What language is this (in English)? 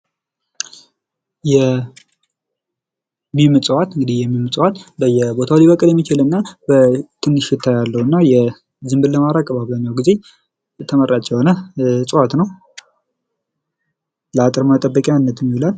Amharic